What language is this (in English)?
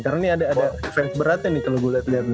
Indonesian